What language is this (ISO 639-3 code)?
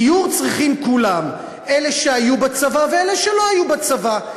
heb